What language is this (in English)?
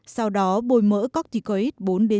Vietnamese